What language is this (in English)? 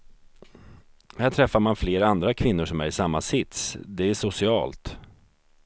Swedish